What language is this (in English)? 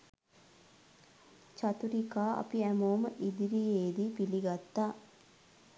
Sinhala